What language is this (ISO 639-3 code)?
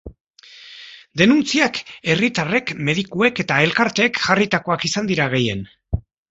eus